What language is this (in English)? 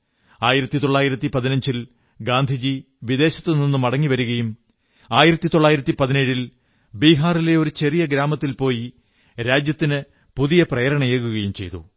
Malayalam